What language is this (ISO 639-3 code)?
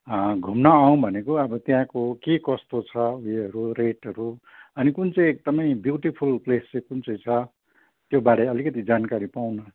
nep